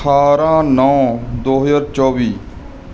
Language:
Punjabi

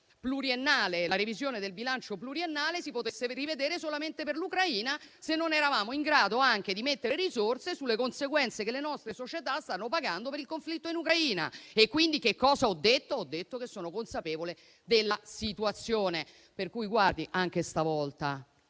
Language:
Italian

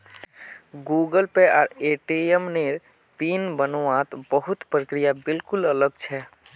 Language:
Magahi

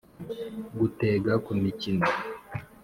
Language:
Kinyarwanda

